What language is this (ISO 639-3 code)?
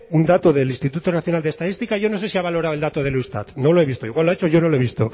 spa